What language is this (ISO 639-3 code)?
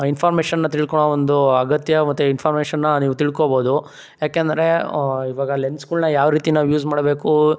kan